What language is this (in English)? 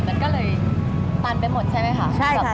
Thai